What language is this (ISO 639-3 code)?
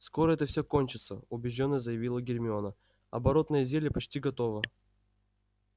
rus